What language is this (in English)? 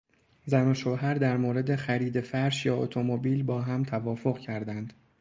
Persian